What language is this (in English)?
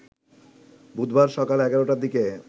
Bangla